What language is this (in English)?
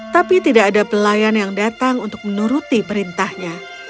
Indonesian